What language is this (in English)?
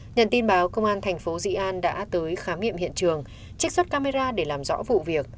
Vietnamese